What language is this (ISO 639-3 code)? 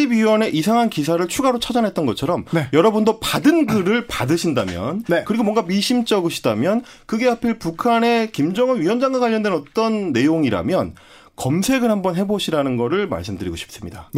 kor